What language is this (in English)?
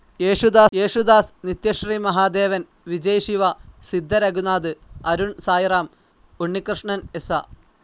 Malayalam